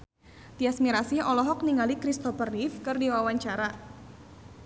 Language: Sundanese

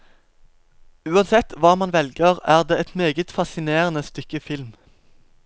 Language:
Norwegian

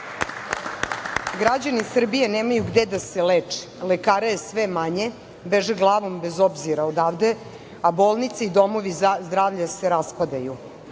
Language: Serbian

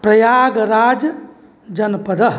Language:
Sanskrit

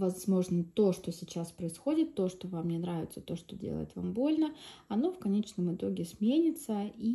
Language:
Russian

